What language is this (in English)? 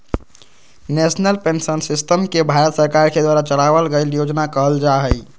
Magahi